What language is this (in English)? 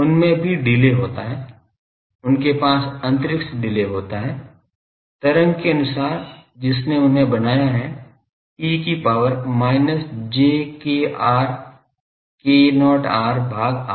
Hindi